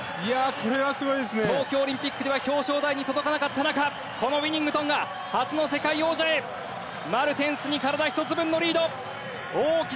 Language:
Japanese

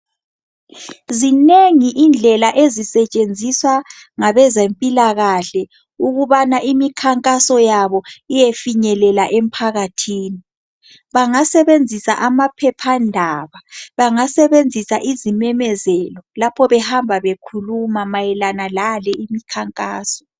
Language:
North Ndebele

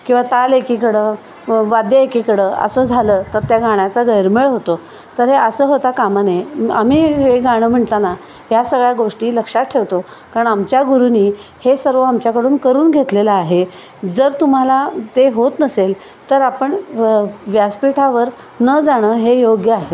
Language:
Marathi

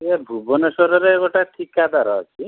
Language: Odia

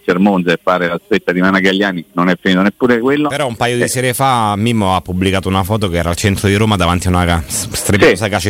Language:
Italian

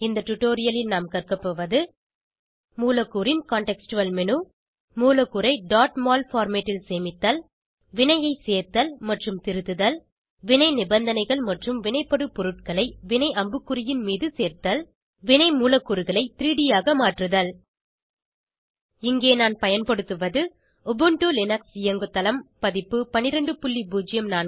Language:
Tamil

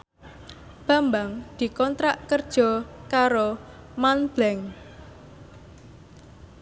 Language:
Javanese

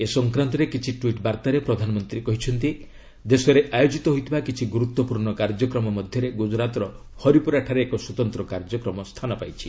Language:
Odia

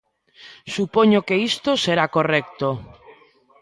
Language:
Galician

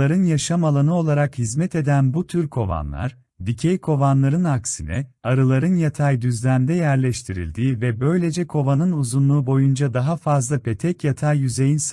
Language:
Turkish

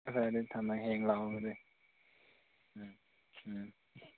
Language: Manipuri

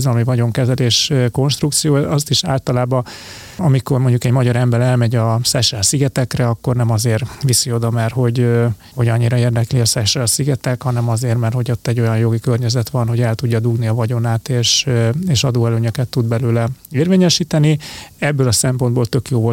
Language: Hungarian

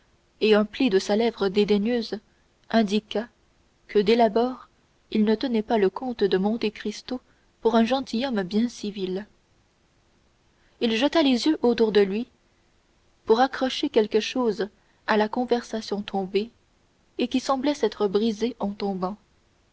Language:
French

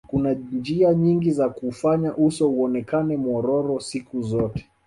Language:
Swahili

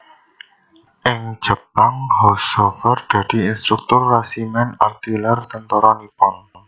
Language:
Javanese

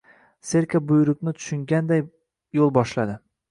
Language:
Uzbek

